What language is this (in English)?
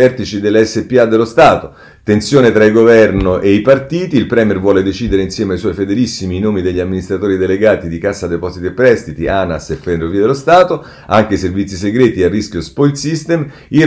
Italian